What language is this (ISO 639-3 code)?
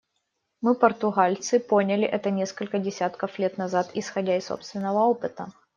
rus